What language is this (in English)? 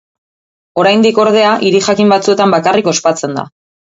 Basque